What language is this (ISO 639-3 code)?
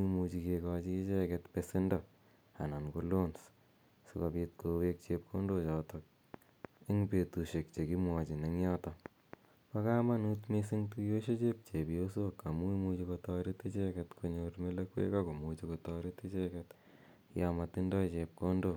kln